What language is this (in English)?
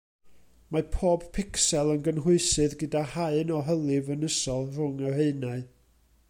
Welsh